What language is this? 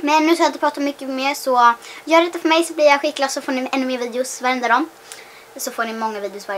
Swedish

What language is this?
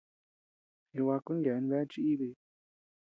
Tepeuxila Cuicatec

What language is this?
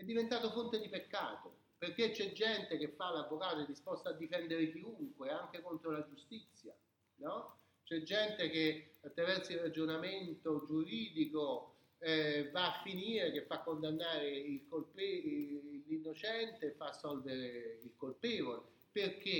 Italian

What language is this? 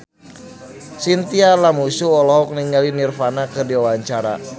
Sundanese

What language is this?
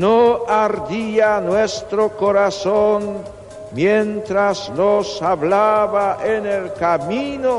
Spanish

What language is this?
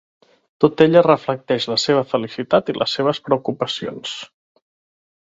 Catalan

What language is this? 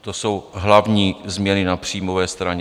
Czech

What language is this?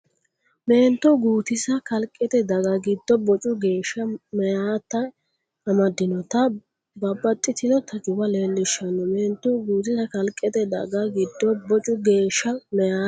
Sidamo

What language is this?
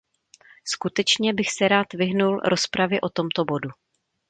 Czech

